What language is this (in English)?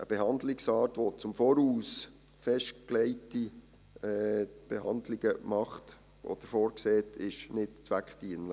Swiss German